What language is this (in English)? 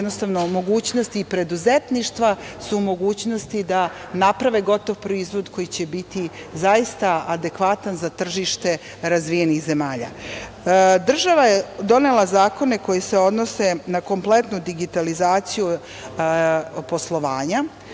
Serbian